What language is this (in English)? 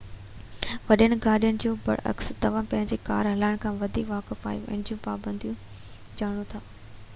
Sindhi